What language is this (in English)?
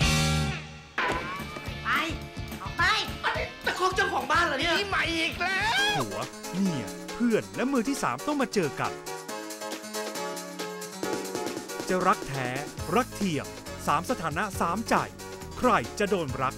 Thai